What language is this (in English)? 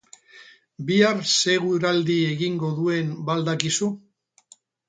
Basque